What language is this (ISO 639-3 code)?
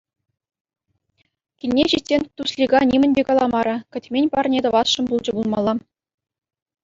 chv